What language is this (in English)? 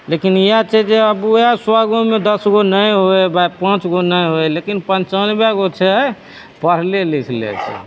Maithili